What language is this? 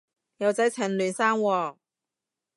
Cantonese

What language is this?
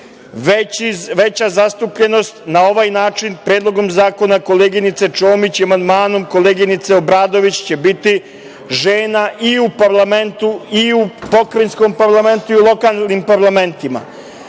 Serbian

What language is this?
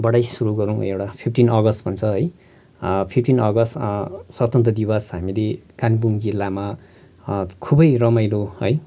Nepali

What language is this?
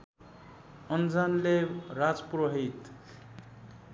Nepali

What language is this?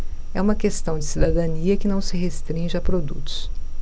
Portuguese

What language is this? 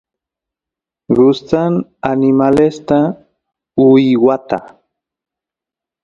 Santiago del Estero Quichua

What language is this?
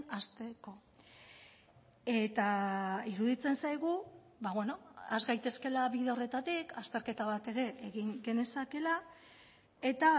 Basque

